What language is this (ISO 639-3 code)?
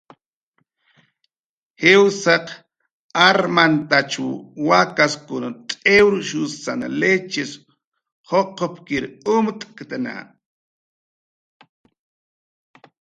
jqr